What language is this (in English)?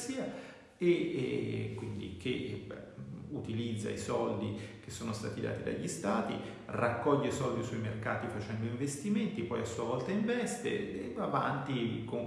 Italian